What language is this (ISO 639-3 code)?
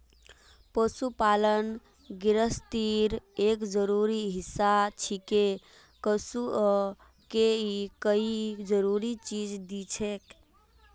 mag